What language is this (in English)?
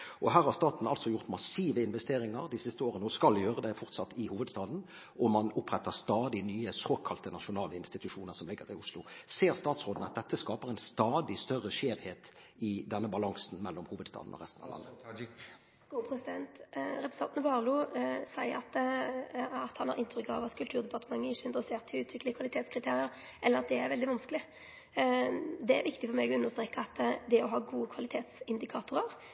Norwegian